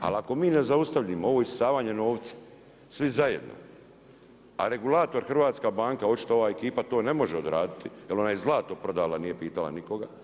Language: Croatian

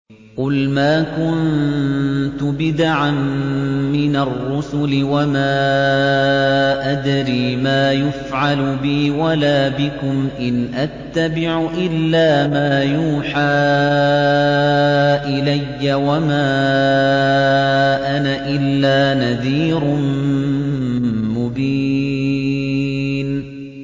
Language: Arabic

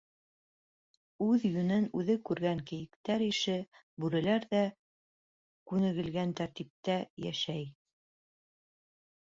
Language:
Bashkir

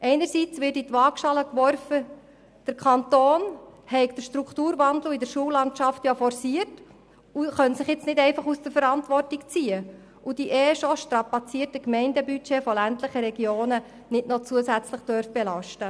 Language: Swiss German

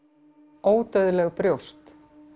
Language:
Icelandic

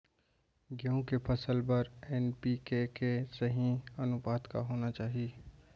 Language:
Chhattisgarhi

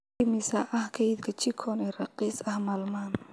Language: Somali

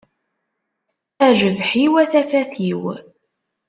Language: Kabyle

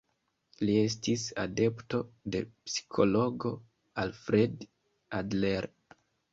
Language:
Esperanto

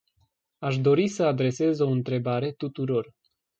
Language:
Romanian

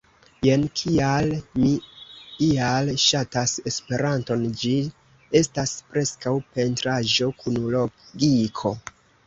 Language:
Esperanto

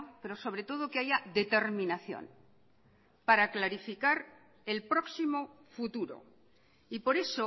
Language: Spanish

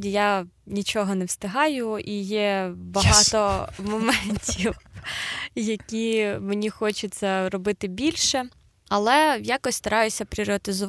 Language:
Ukrainian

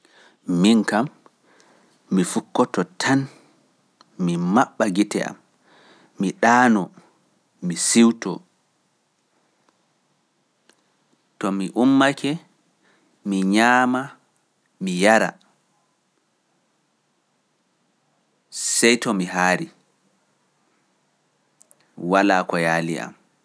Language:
Pular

